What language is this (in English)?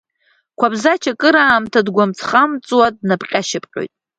Abkhazian